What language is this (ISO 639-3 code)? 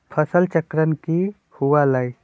mag